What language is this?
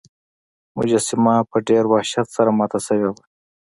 Pashto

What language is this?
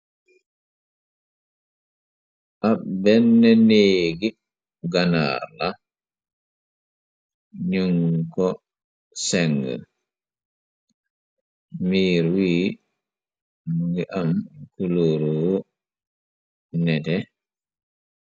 Wolof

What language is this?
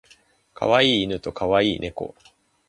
Japanese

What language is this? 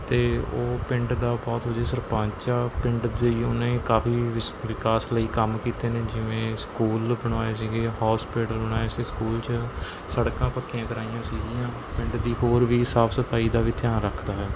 Punjabi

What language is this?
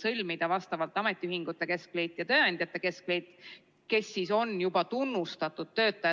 Estonian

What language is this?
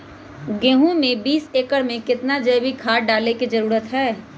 Magahi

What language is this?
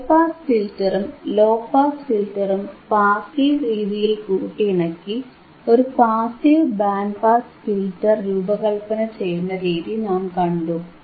Malayalam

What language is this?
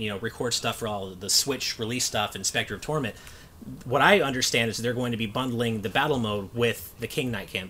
English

